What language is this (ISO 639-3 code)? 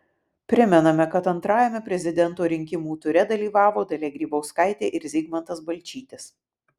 lit